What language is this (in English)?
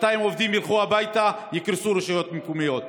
Hebrew